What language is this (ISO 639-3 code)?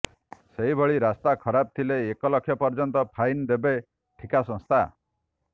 ori